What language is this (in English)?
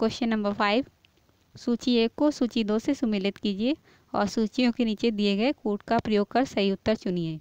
Hindi